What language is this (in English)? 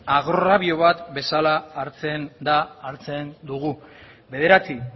Basque